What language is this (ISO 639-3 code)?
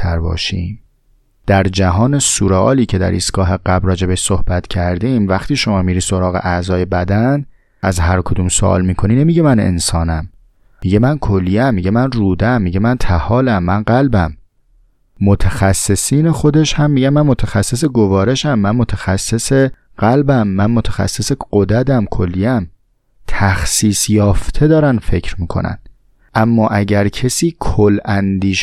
fas